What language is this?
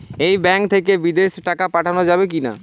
Bangla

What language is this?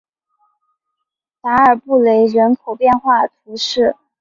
Chinese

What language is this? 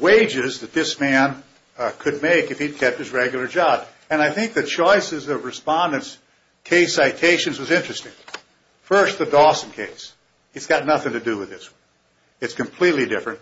English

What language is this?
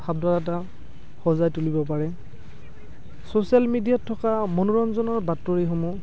Assamese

